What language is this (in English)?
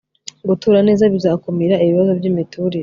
Kinyarwanda